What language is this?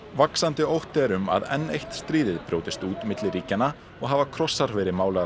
Icelandic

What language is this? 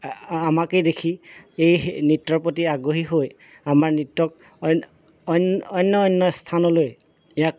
Assamese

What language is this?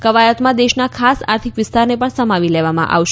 Gujarati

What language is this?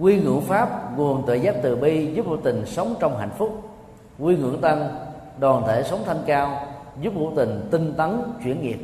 Vietnamese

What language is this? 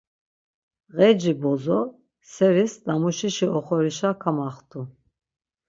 Laz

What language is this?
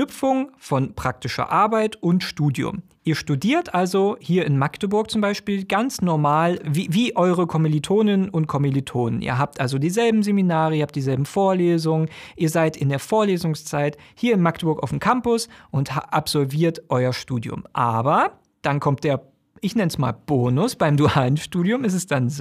German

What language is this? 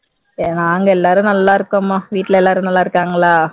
Tamil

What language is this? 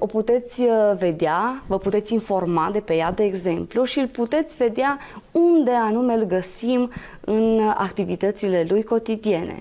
Romanian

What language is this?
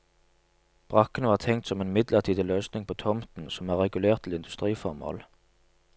Norwegian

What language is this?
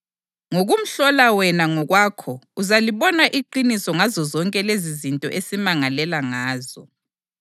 North Ndebele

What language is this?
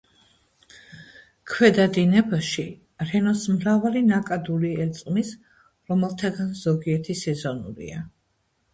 Georgian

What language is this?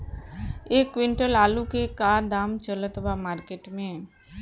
Bhojpuri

